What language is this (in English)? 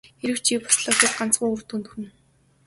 Mongolian